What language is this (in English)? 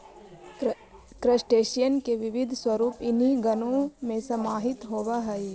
Magahi